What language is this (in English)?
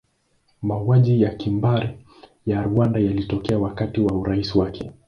Swahili